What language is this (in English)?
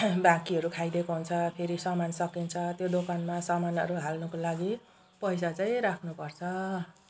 Nepali